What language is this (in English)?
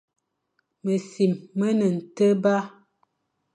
Fang